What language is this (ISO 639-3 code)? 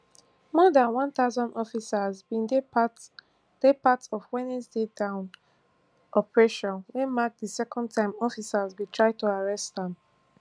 pcm